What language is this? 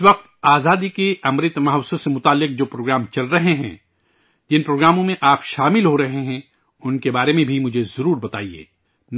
Urdu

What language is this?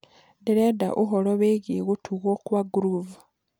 Kikuyu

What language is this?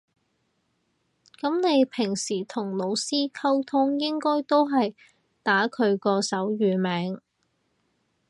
Cantonese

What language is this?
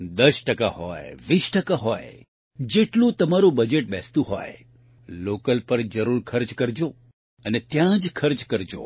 Gujarati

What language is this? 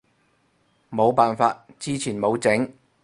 Cantonese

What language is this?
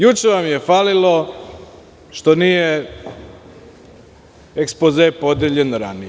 Serbian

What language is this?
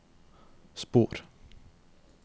Norwegian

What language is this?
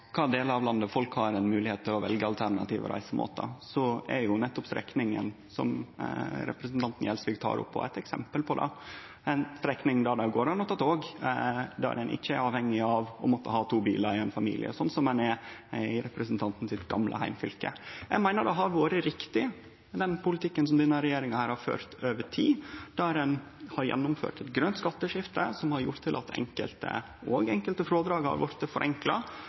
Norwegian Nynorsk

